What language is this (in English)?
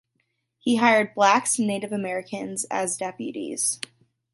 English